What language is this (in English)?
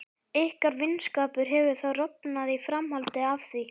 Icelandic